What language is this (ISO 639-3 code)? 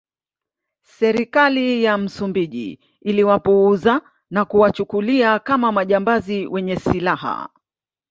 swa